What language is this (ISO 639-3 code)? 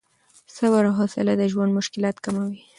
pus